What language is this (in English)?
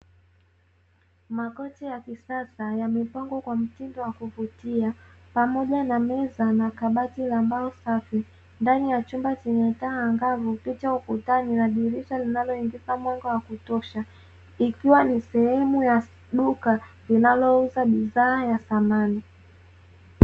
Swahili